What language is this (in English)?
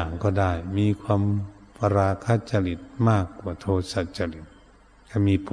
Thai